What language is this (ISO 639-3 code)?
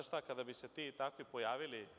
srp